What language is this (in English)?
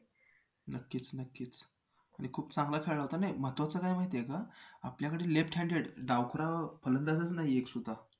Marathi